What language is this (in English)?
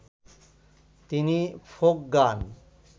Bangla